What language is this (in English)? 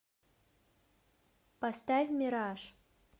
Russian